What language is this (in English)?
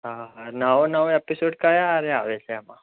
Gujarati